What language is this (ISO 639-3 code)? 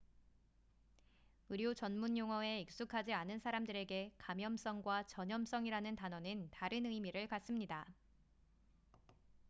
kor